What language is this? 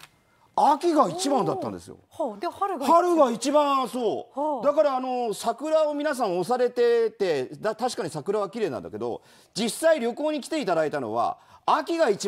Japanese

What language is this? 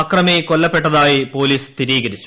Malayalam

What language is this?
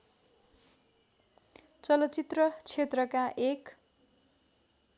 Nepali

